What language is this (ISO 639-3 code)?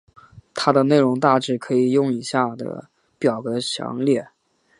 zho